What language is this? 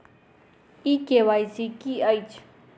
Maithili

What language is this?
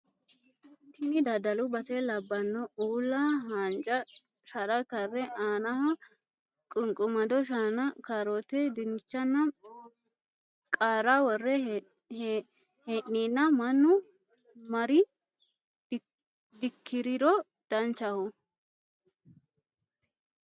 Sidamo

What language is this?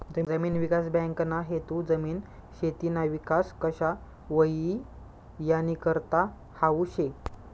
Marathi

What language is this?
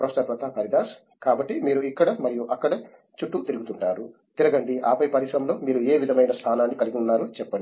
Telugu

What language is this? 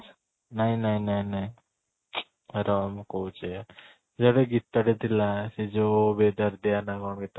Odia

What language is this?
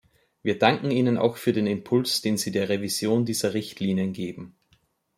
German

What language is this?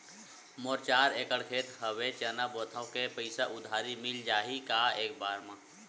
Chhattisgarhi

